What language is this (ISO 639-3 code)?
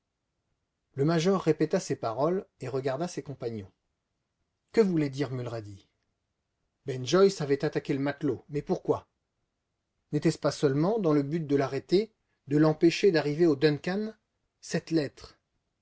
fra